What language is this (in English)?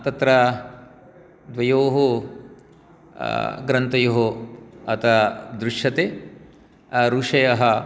Sanskrit